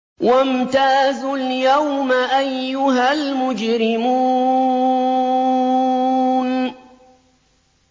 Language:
Arabic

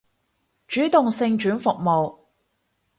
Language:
Cantonese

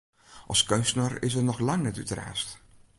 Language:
Western Frisian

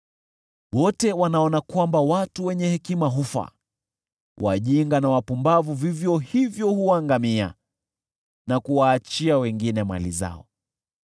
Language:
Swahili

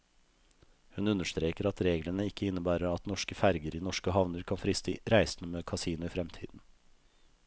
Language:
Norwegian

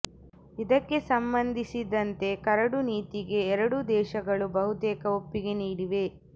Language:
Kannada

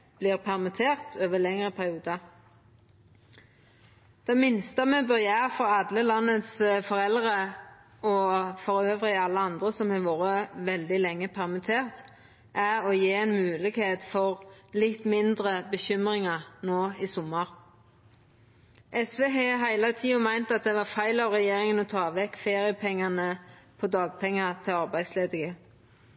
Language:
Norwegian Nynorsk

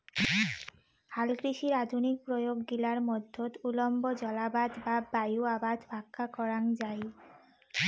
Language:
Bangla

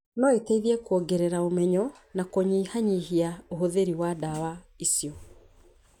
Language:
Kikuyu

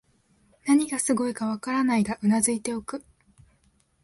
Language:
Japanese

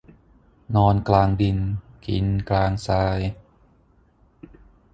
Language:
Thai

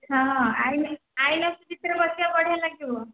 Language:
Odia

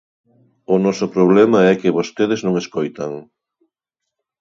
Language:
Galician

